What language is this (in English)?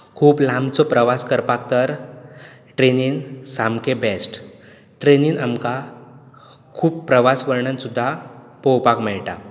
Konkani